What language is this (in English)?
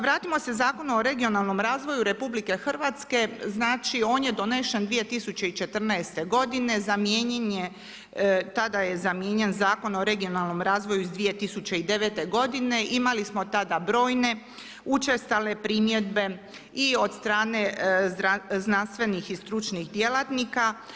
Croatian